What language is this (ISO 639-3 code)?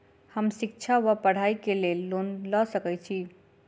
mai